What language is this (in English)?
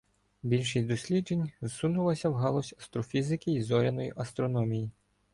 Ukrainian